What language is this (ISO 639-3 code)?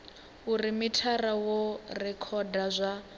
ven